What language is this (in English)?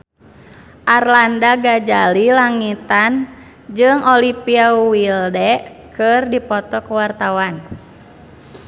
Sundanese